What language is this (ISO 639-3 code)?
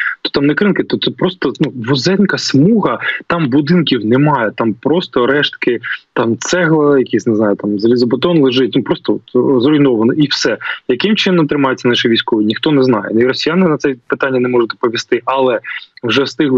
ukr